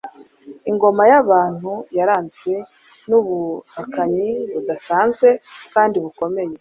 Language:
Kinyarwanda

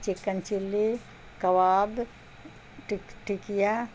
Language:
Urdu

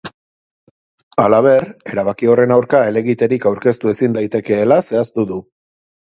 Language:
Basque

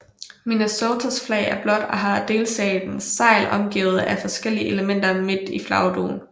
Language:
Danish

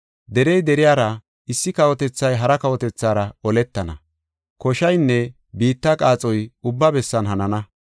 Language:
Gofa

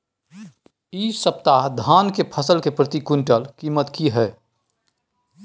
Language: Maithili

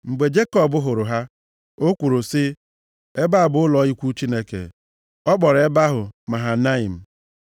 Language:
Igbo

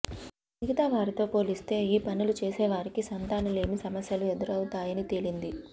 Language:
Telugu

